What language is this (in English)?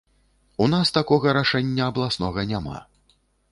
Belarusian